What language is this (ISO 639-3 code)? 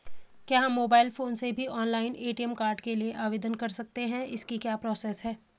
hin